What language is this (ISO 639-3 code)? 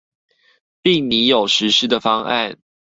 zho